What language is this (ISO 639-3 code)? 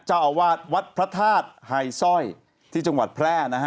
tha